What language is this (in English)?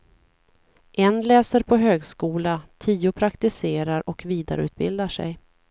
Swedish